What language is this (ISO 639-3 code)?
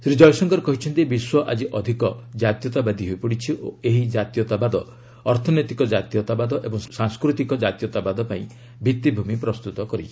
ori